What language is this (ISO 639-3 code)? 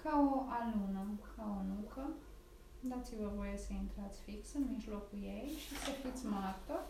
ron